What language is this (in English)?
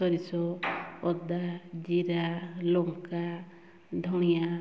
Odia